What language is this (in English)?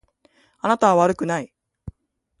Japanese